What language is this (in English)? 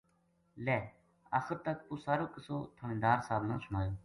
Gujari